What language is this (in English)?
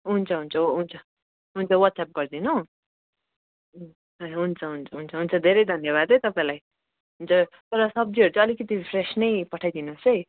Nepali